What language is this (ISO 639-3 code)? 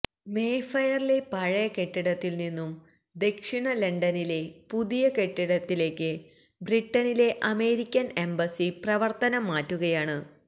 mal